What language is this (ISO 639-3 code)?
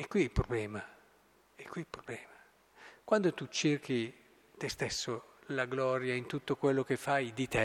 ita